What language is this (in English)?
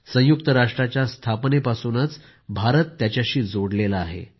Marathi